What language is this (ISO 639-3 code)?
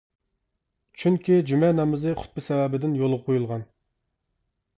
uig